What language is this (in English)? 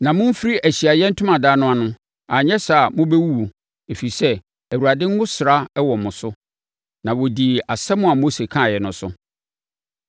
Akan